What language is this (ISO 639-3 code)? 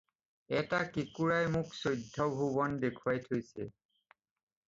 asm